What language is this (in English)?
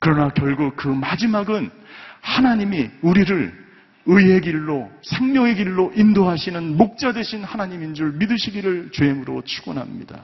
Korean